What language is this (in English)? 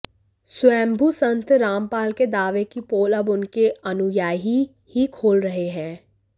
Hindi